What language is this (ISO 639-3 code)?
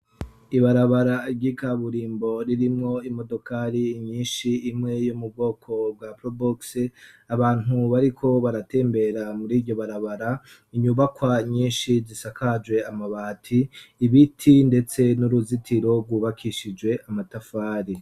run